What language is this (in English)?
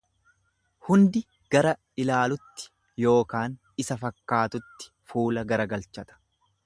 Oromo